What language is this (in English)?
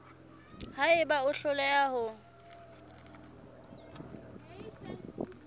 Southern Sotho